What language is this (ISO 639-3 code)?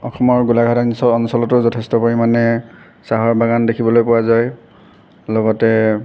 asm